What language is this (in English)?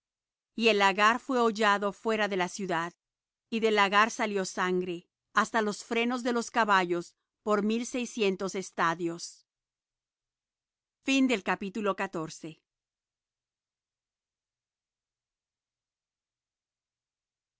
Spanish